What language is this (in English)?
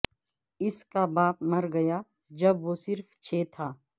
Urdu